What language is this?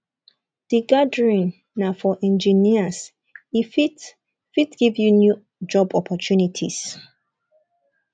Nigerian Pidgin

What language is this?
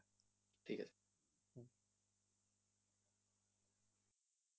Bangla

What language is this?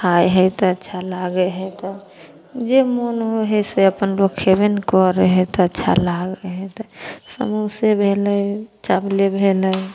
Maithili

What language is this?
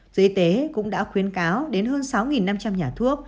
Vietnamese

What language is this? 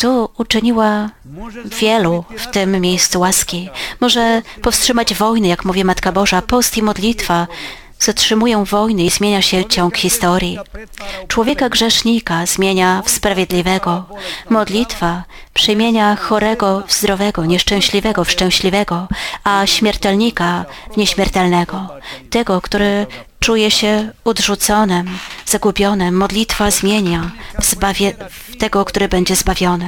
Polish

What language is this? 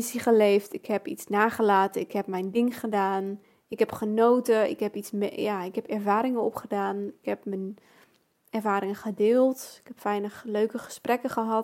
Dutch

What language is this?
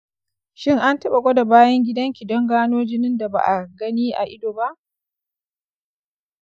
Hausa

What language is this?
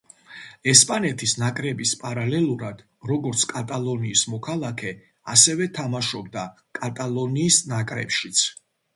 Georgian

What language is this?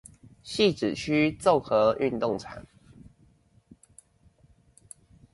Chinese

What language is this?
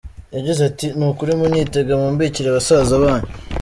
Kinyarwanda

